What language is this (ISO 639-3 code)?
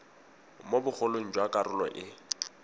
tsn